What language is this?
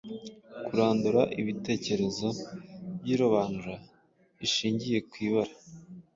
Kinyarwanda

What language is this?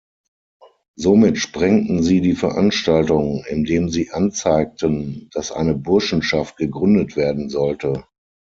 German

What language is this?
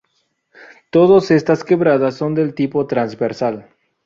Spanish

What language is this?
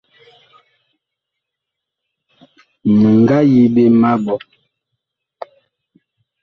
Bakoko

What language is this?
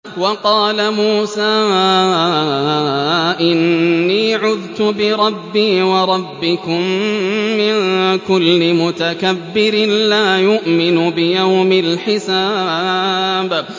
Arabic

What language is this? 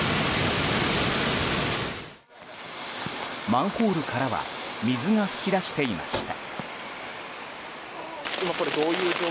Japanese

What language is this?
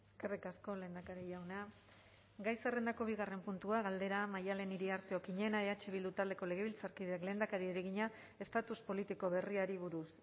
Basque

